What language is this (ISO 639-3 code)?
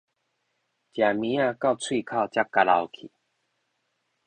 nan